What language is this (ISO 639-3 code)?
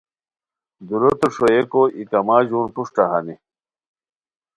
khw